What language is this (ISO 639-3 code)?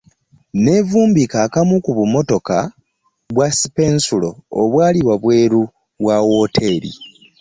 lug